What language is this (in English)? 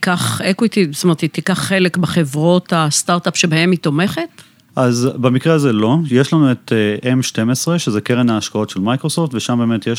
Hebrew